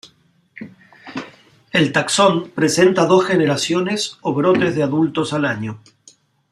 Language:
Spanish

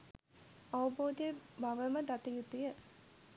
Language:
Sinhala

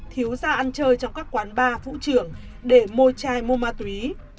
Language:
Vietnamese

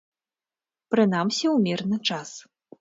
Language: Belarusian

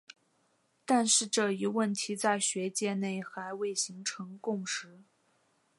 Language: Chinese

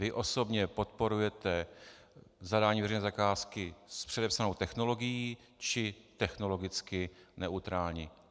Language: Czech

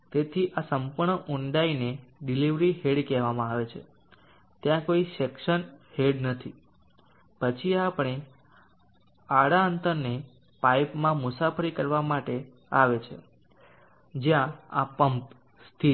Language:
Gujarati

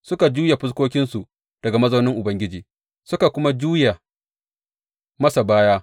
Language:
Hausa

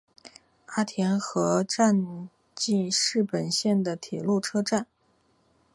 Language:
Chinese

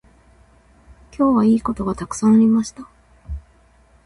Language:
Japanese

